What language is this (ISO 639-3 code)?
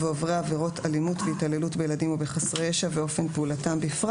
heb